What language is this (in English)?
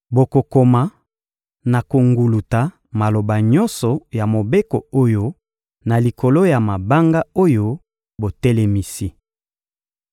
Lingala